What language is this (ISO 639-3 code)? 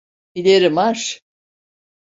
tur